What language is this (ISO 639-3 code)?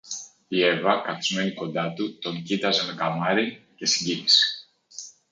ell